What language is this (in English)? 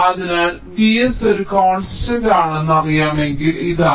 Malayalam